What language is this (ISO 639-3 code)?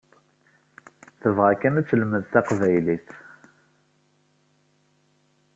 kab